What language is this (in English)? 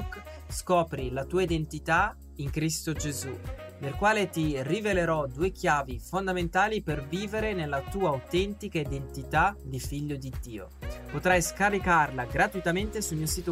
Italian